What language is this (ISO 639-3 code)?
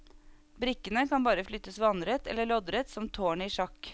nor